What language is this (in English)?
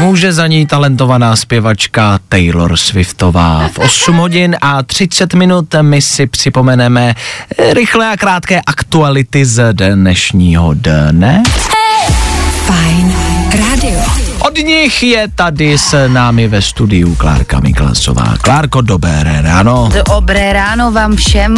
Czech